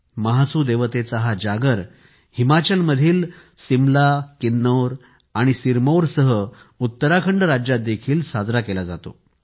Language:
Marathi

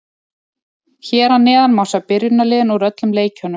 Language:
Icelandic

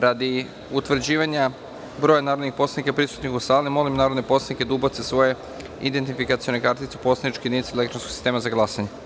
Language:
Serbian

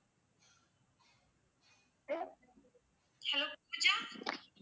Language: Tamil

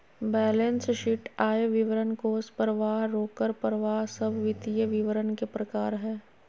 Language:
Magahi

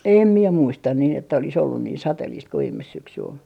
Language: Finnish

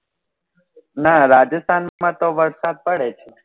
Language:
Gujarati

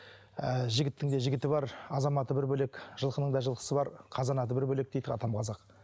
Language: Kazakh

